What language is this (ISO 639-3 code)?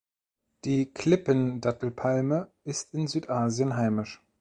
deu